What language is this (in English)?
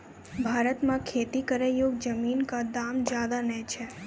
Maithili